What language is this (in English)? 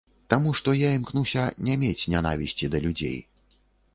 Belarusian